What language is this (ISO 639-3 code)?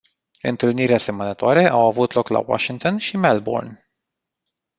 ron